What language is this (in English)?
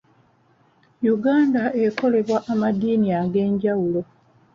Ganda